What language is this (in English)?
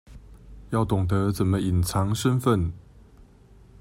Chinese